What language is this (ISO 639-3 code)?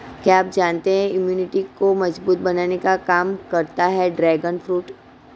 hin